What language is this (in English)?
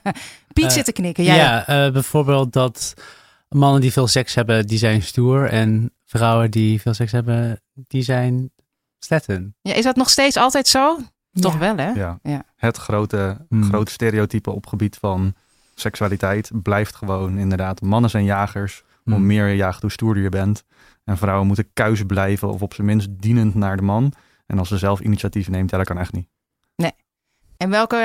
Dutch